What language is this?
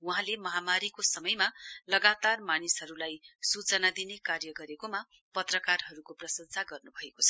Nepali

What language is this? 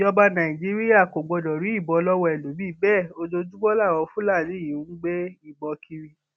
Yoruba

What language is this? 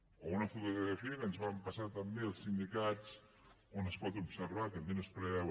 Catalan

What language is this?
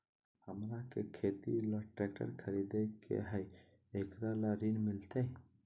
Magahi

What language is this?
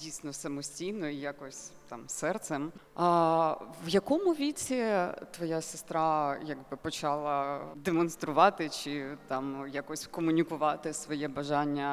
Ukrainian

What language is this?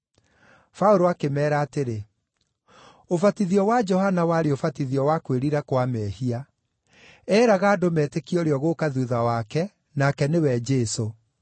Kikuyu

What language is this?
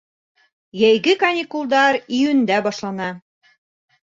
Bashkir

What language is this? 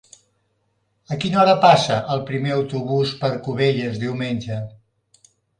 Catalan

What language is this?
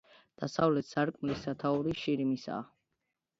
Georgian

